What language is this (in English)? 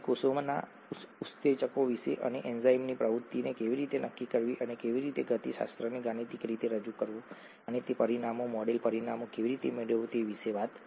Gujarati